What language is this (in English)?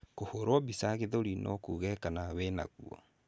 Kikuyu